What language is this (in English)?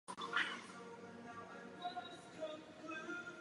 Czech